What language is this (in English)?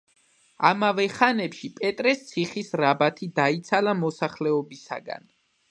Georgian